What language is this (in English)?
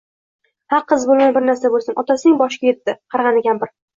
Uzbek